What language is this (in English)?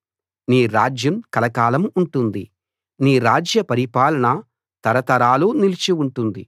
Telugu